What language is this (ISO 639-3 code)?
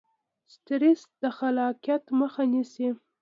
pus